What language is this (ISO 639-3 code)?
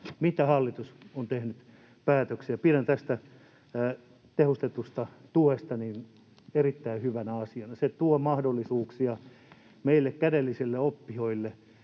fin